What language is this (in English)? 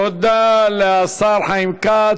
Hebrew